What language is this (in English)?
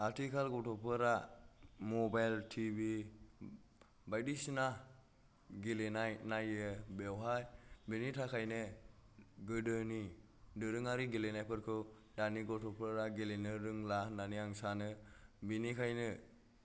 Bodo